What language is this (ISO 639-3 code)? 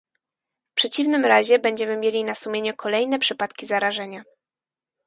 pol